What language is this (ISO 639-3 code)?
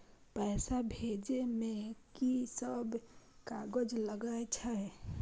mai